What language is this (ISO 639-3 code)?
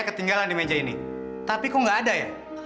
ind